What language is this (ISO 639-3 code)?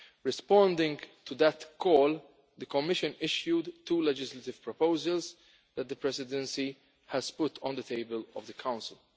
eng